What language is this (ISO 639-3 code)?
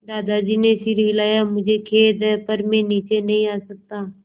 hin